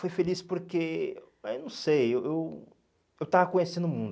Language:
Portuguese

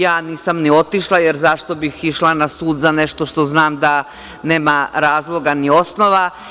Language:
Serbian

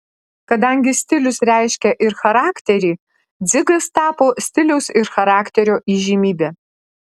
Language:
Lithuanian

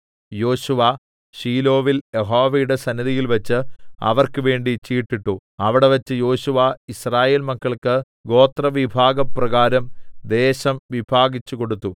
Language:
Malayalam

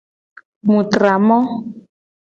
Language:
Gen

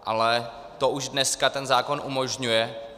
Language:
Czech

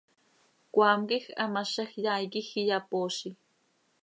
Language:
Seri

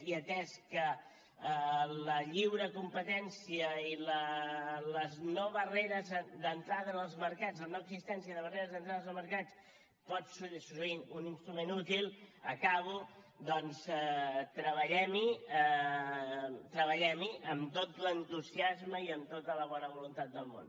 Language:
Catalan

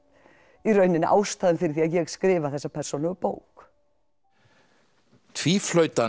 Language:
Icelandic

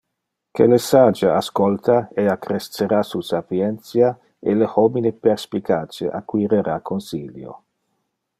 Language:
Interlingua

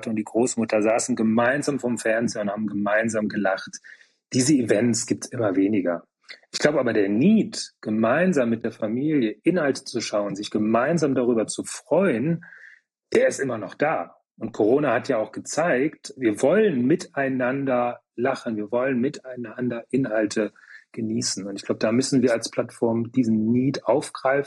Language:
German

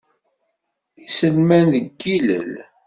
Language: Kabyle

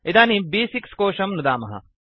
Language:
Sanskrit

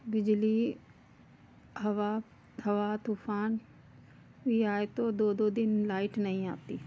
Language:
Hindi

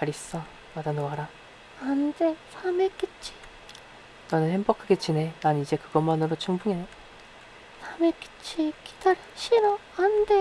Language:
Korean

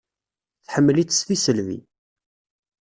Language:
Kabyle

